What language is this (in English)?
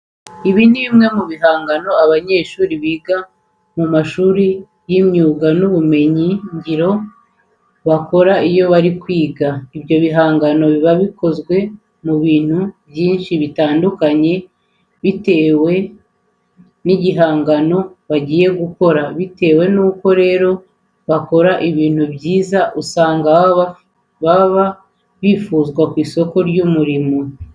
Kinyarwanda